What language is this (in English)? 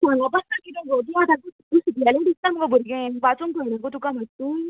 Konkani